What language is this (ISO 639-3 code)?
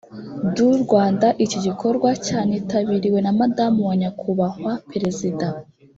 kin